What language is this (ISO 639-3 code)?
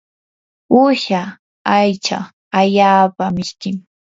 qur